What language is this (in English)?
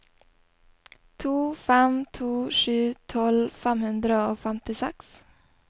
Norwegian